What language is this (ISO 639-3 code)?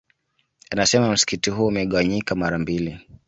swa